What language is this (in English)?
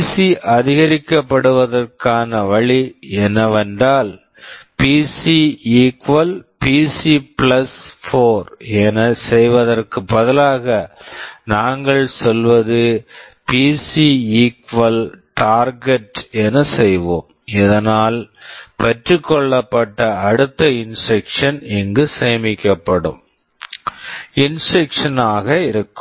Tamil